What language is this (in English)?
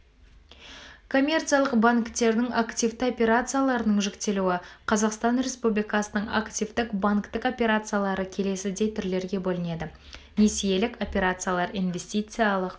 Kazakh